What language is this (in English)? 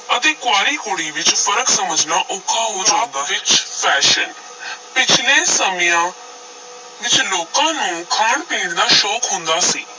Punjabi